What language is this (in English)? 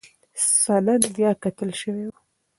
Pashto